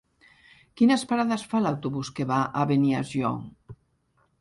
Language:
Catalan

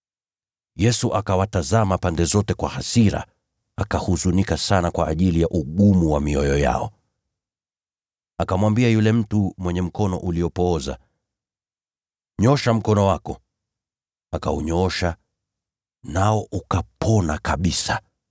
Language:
Swahili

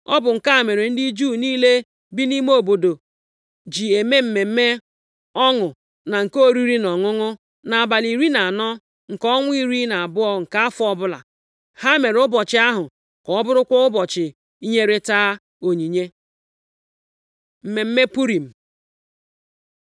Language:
Igbo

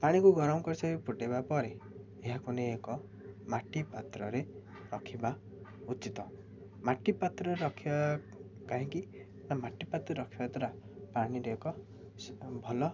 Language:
Odia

